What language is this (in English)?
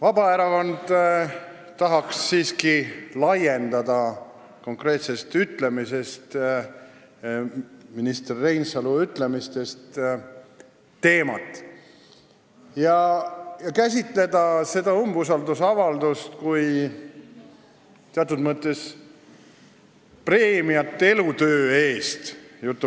Estonian